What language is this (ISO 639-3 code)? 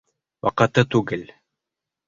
bak